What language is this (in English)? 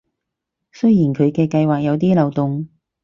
Cantonese